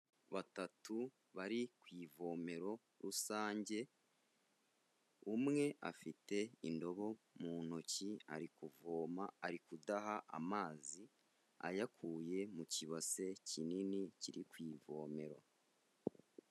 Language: Kinyarwanda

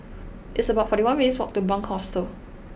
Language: English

